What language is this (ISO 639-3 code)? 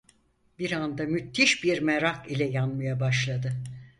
tur